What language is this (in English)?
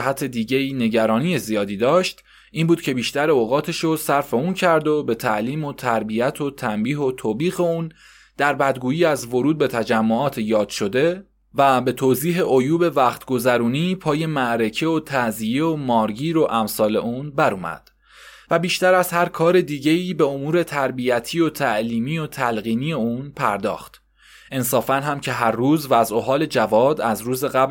Persian